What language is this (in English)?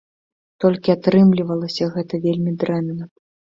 Belarusian